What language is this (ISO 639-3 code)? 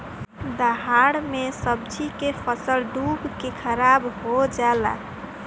bho